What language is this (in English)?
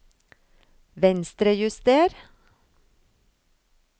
Norwegian